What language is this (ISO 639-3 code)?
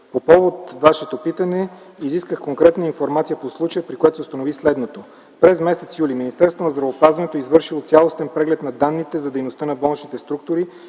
bul